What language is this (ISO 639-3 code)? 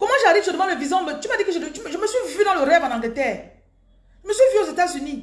fra